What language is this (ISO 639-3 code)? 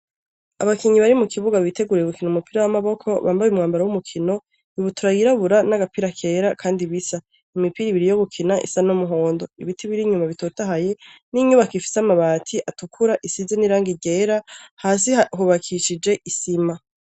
run